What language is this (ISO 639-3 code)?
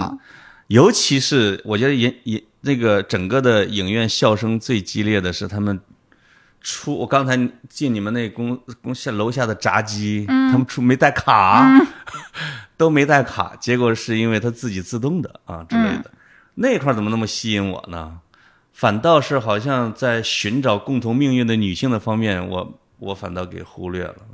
zho